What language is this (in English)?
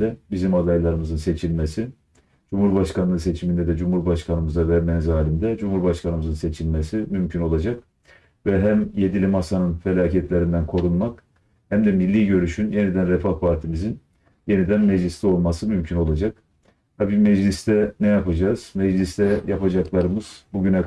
Turkish